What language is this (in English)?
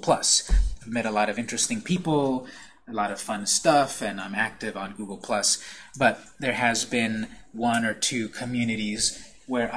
English